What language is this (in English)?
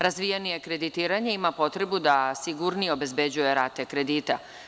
Serbian